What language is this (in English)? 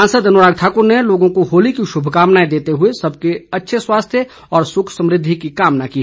Hindi